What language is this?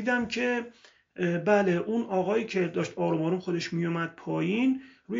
Persian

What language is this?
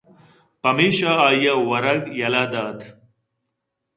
Eastern Balochi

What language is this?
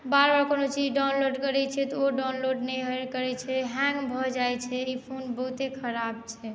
Maithili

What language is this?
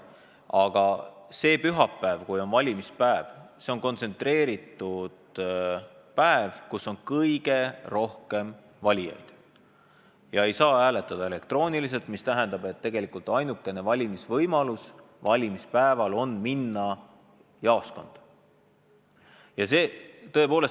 Estonian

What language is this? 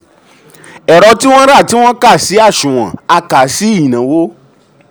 Yoruba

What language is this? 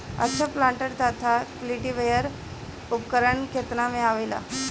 Bhojpuri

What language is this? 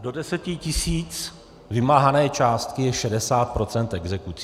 Czech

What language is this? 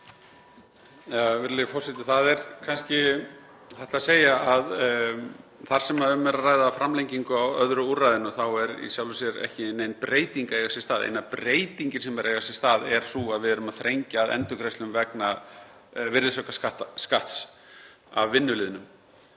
Icelandic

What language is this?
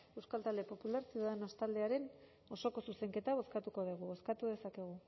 Basque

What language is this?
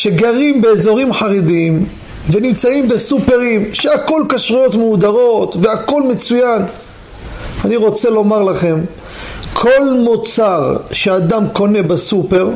Hebrew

